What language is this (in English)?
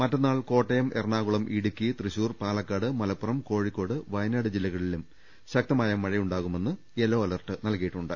Malayalam